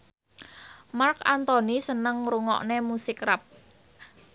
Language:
Javanese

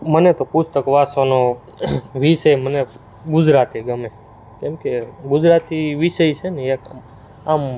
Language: Gujarati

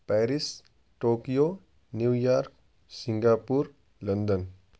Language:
Urdu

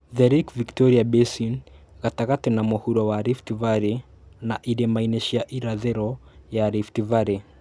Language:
Kikuyu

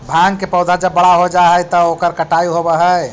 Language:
Magahi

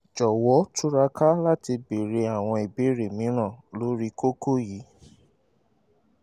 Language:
Yoruba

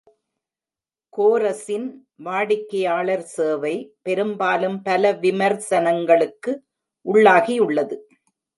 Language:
Tamil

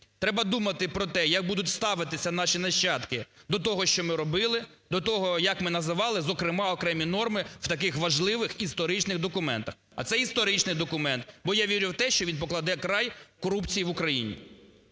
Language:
Ukrainian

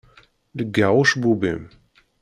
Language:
Kabyle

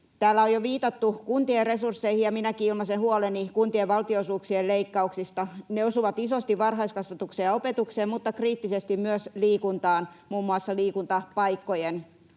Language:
Finnish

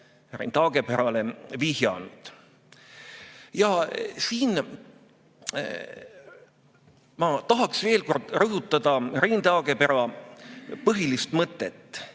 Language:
Estonian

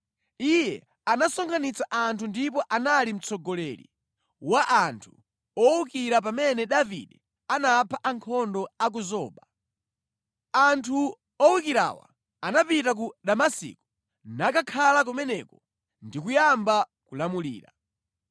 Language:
Nyanja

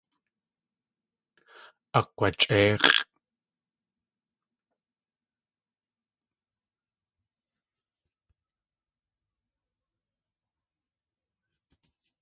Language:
Tlingit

